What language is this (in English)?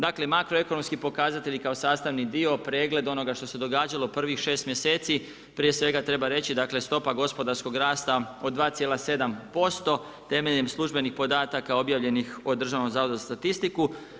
Croatian